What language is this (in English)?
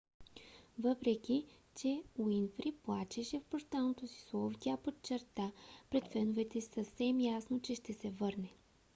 Bulgarian